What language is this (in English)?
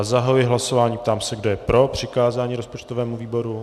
Czech